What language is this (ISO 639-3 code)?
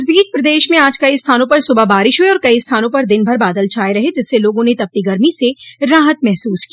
hin